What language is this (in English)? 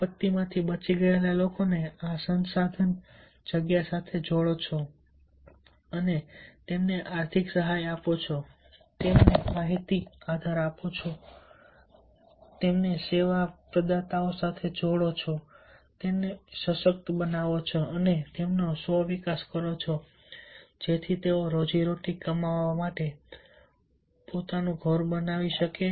Gujarati